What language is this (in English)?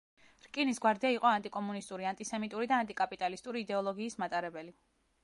Georgian